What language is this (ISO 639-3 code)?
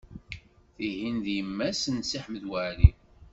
kab